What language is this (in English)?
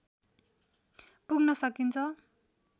Nepali